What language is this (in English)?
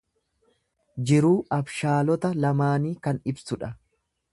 Oromo